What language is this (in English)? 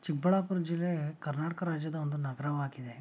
Kannada